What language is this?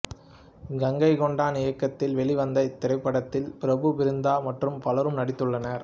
Tamil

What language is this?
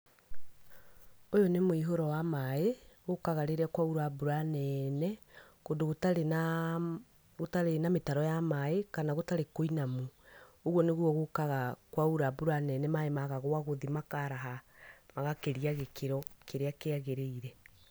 Kikuyu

